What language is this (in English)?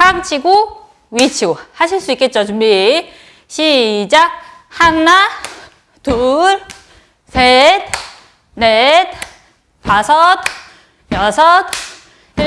Korean